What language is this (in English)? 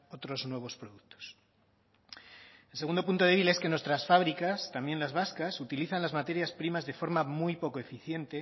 Spanish